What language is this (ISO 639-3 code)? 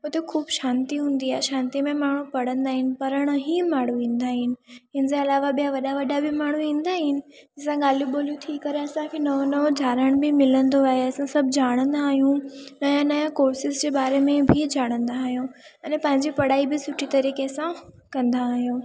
snd